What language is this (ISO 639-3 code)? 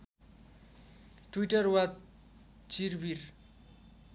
nep